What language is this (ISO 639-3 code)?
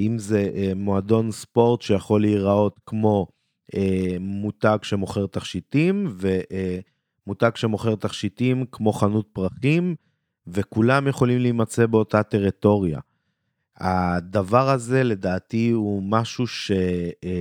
heb